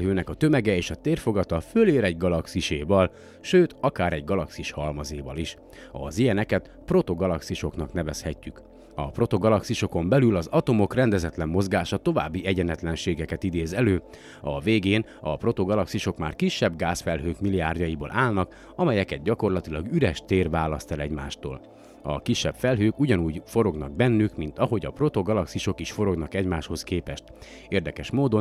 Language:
Hungarian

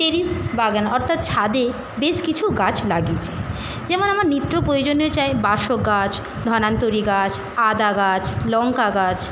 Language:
Bangla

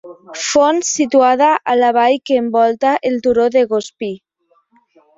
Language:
Catalan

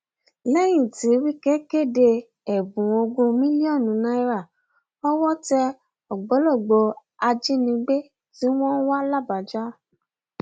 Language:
Yoruba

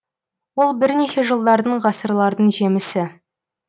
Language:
Kazakh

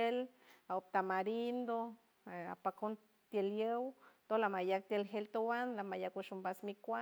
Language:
San Francisco Del Mar Huave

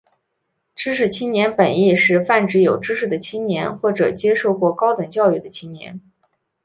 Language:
Chinese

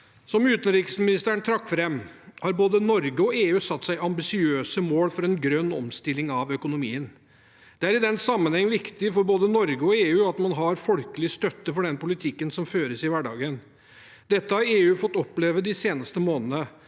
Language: Norwegian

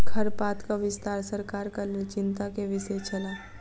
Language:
Maithili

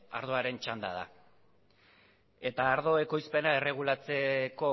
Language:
Basque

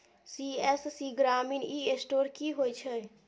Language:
Maithili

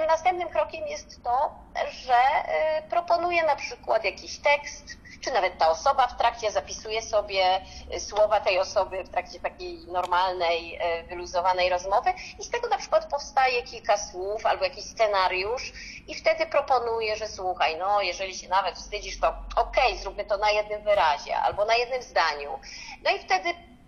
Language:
Polish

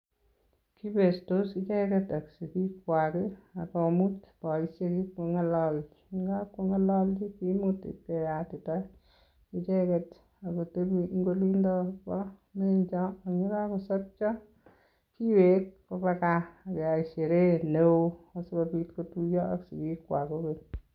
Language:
Kalenjin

